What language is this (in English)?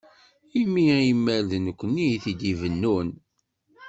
Kabyle